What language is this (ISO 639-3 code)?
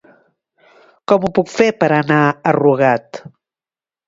cat